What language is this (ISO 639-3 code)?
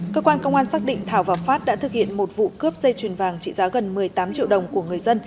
vie